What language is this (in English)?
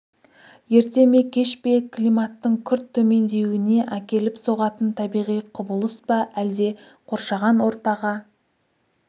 Kazakh